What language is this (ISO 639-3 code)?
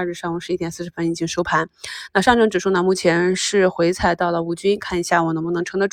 zho